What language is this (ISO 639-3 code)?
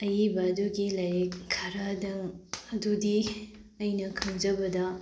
mni